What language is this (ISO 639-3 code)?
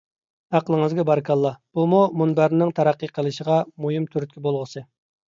uig